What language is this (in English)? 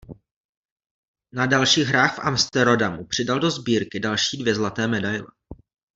Czech